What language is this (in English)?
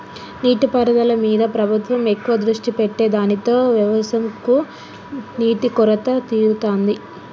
Telugu